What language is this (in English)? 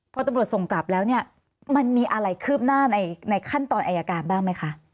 Thai